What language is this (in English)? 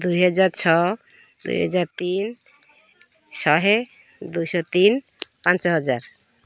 Odia